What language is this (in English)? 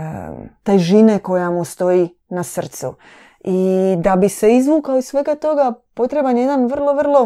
Croatian